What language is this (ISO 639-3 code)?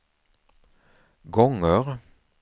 swe